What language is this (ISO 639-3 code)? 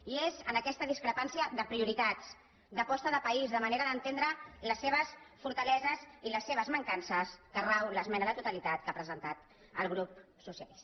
cat